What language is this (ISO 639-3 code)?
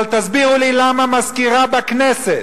heb